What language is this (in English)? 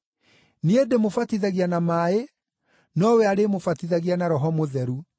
Kikuyu